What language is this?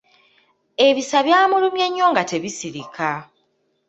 Ganda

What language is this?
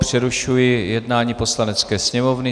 Czech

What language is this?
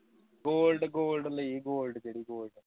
Punjabi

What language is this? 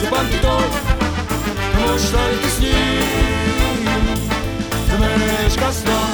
Croatian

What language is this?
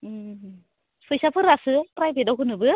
Bodo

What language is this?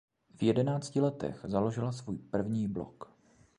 Czech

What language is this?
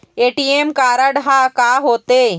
Chhattisgarhi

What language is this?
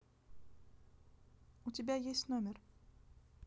Russian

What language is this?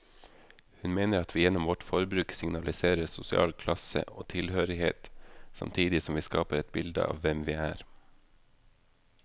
Norwegian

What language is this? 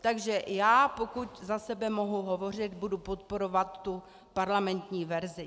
Czech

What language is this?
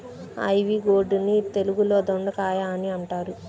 Telugu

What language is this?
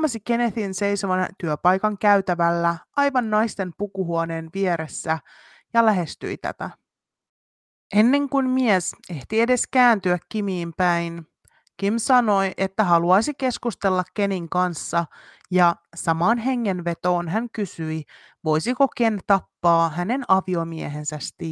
Finnish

